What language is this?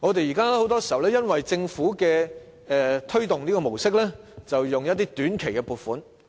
Cantonese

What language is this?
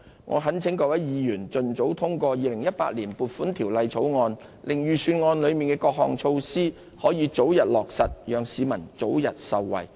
Cantonese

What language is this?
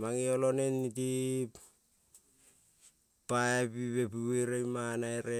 Kol (Papua New Guinea)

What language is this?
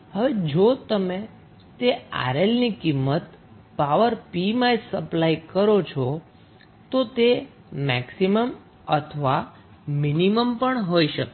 Gujarati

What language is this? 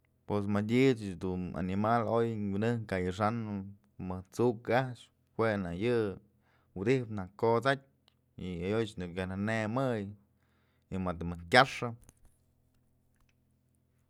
Mazatlán Mixe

